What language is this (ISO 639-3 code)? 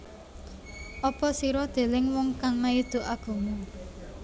jav